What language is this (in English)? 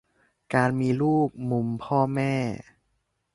Thai